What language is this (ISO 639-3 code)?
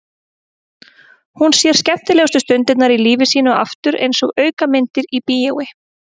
isl